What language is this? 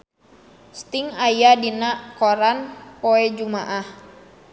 Sundanese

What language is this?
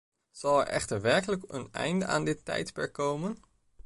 Dutch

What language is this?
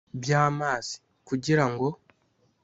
Kinyarwanda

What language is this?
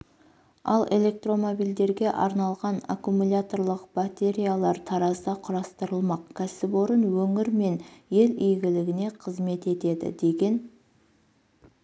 Kazakh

